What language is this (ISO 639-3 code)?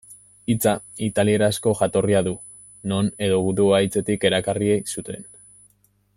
eus